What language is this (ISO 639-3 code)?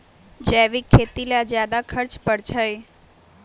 mag